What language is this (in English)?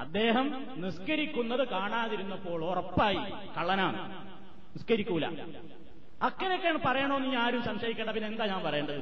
Malayalam